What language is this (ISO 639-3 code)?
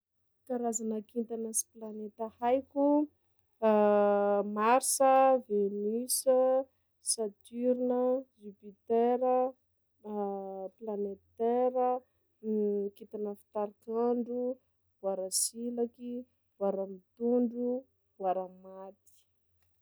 skg